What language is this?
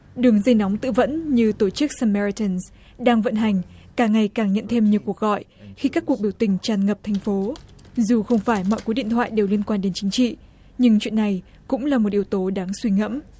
Vietnamese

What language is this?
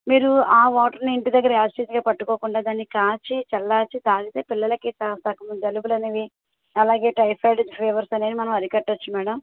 Telugu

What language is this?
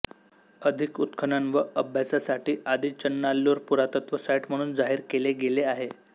Marathi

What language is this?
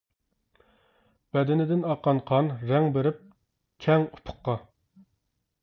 Uyghur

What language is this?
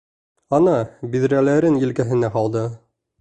Bashkir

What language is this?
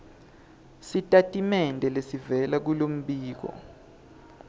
Swati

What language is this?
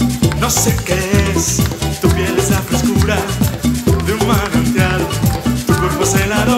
Spanish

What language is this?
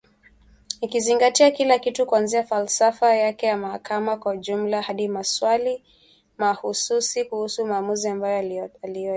Swahili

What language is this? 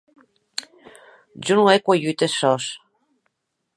Occitan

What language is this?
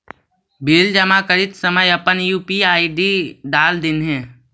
Magahi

